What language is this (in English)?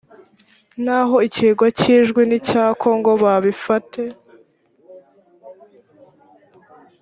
Kinyarwanda